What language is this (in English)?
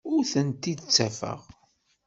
Kabyle